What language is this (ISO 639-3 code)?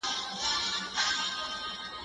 pus